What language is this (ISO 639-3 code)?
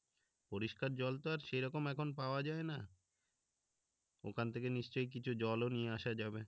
ben